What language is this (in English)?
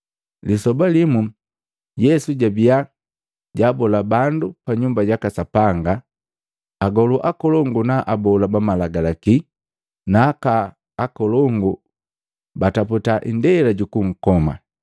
Matengo